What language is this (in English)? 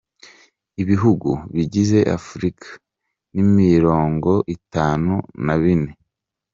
Kinyarwanda